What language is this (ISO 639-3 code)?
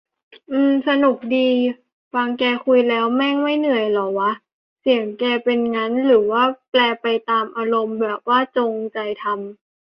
tha